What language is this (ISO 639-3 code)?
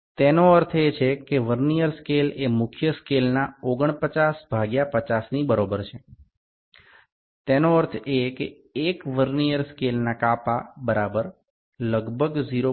guj